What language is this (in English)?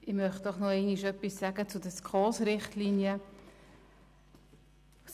Swiss German